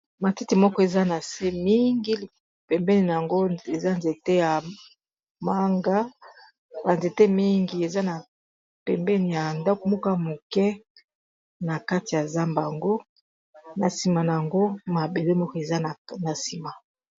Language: Lingala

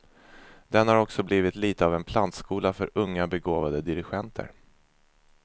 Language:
Swedish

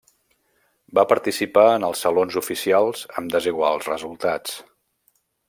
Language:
Catalan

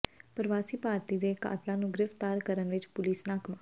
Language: Punjabi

